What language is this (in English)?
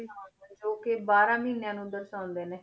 Punjabi